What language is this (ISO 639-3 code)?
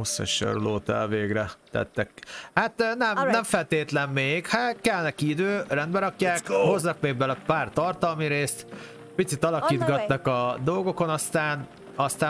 hun